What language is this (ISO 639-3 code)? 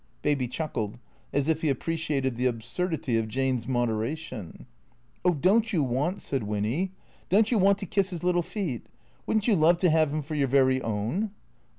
eng